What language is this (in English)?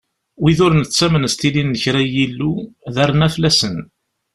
Kabyle